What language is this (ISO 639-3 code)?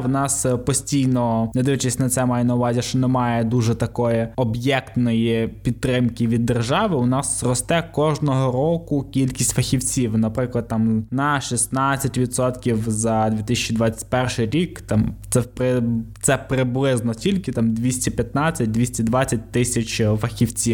ukr